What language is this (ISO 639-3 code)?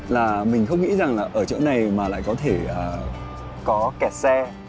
vie